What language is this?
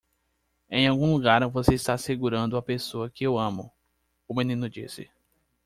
Portuguese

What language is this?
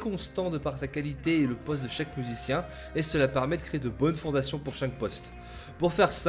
French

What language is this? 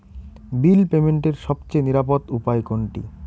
Bangla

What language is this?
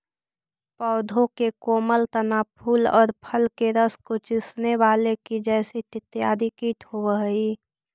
Magahi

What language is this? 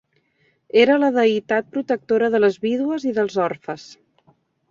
Catalan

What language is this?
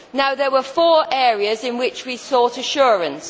English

